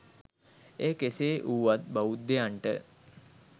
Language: Sinhala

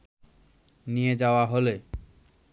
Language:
Bangla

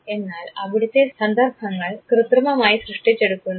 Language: Malayalam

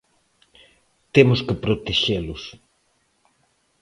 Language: Galician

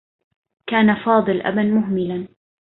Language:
Arabic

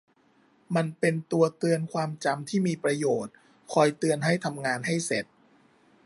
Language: Thai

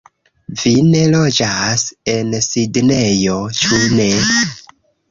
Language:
Esperanto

